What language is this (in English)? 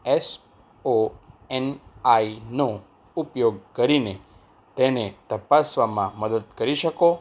Gujarati